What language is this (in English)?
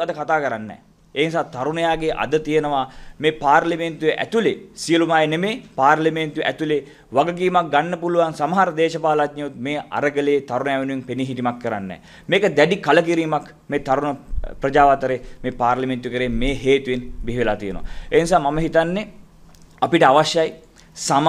Indonesian